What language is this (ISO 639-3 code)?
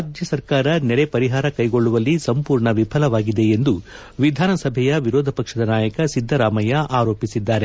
kan